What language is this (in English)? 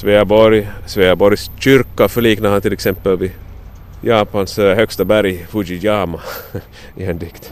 Swedish